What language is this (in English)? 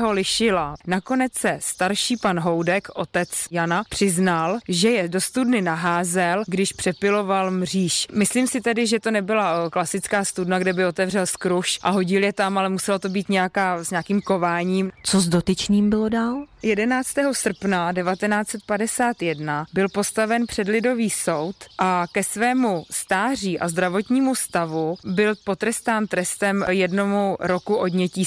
Czech